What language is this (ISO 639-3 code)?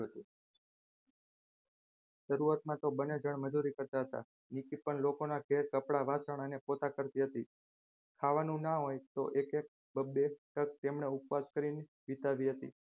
guj